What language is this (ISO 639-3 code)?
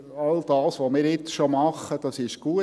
gsw